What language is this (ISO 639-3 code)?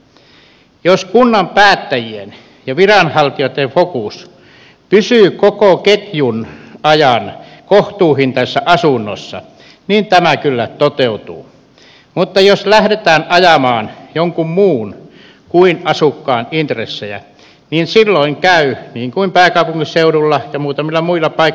fin